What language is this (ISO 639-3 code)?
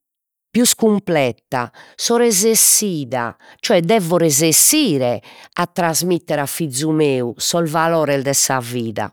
srd